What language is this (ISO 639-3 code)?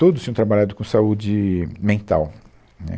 por